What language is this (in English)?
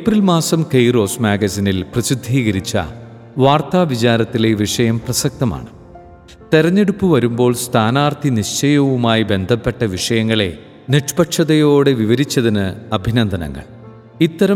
Malayalam